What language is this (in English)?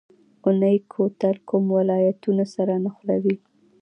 Pashto